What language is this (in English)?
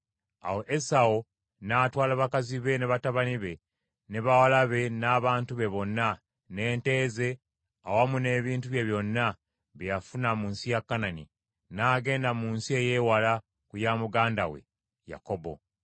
Ganda